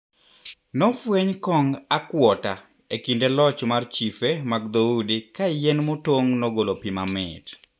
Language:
Luo (Kenya and Tanzania)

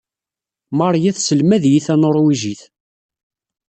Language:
Kabyle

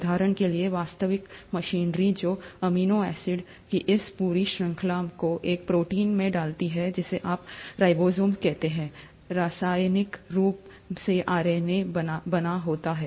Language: Hindi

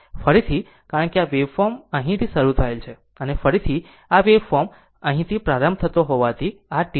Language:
Gujarati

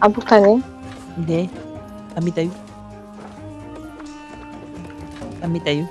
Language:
Korean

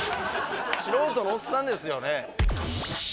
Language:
Japanese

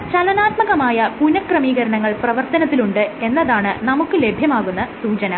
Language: Malayalam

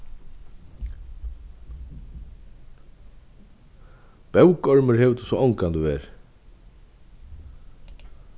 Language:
Faroese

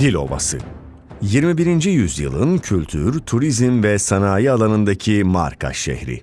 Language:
Turkish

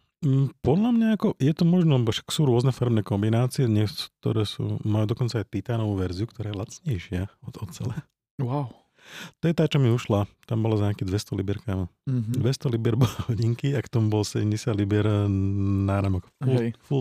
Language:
Slovak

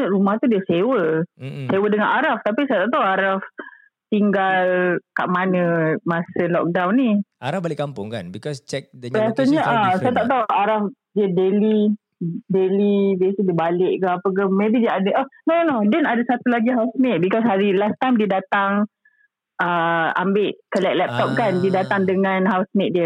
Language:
Malay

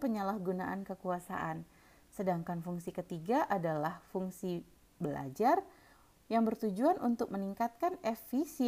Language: Indonesian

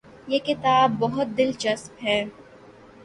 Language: Urdu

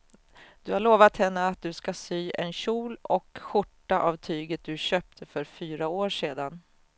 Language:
Swedish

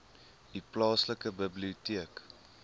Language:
Afrikaans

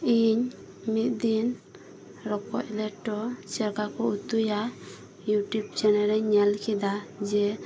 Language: Santali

